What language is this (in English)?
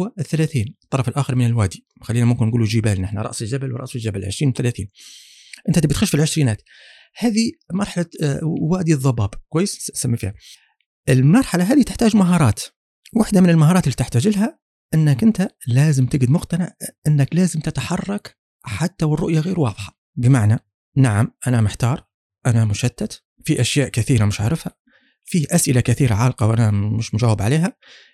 Arabic